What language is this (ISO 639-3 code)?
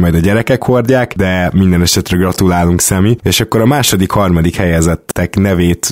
hun